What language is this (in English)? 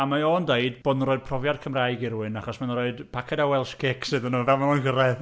Welsh